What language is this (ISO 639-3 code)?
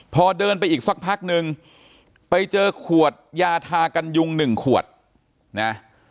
tha